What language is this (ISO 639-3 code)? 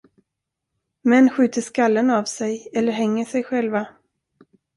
swe